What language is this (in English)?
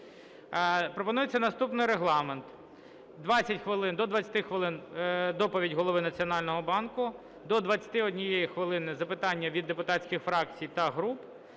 Ukrainian